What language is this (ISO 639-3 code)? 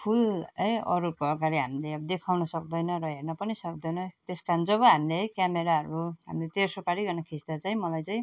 nep